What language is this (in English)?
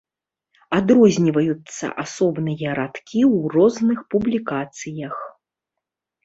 Belarusian